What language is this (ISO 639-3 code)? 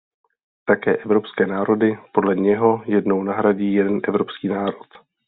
ces